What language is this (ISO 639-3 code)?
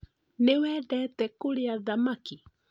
kik